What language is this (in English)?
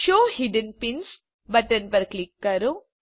Gujarati